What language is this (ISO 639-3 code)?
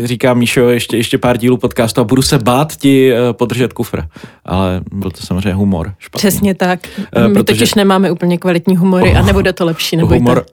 ces